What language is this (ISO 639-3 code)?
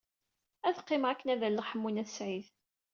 kab